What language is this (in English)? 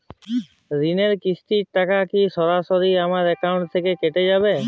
Bangla